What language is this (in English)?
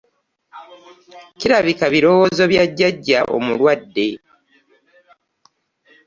Ganda